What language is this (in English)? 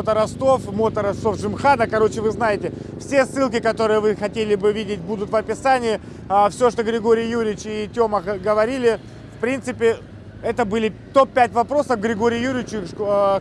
Russian